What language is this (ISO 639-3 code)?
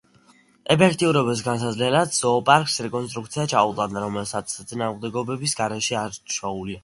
kat